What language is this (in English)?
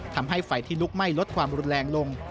Thai